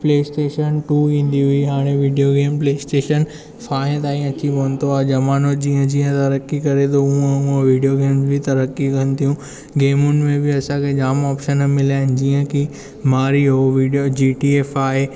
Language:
Sindhi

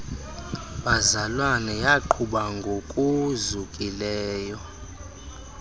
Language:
Xhosa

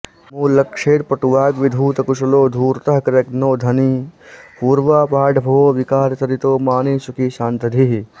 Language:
Sanskrit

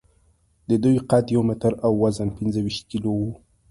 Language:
Pashto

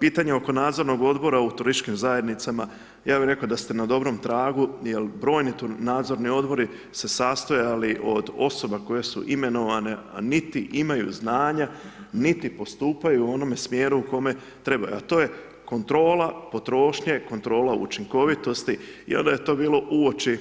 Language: Croatian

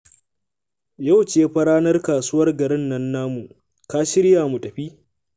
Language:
Hausa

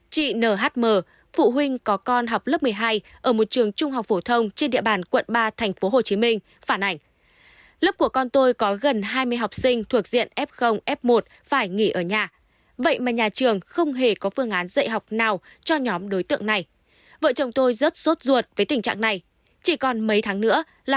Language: Vietnamese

